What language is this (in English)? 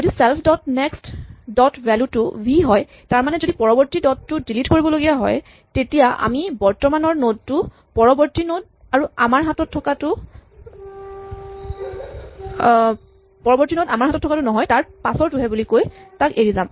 Assamese